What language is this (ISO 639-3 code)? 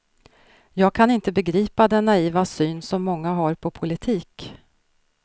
swe